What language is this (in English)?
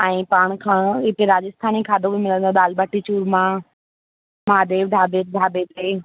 Sindhi